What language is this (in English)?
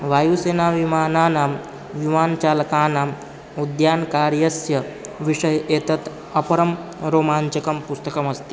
Sanskrit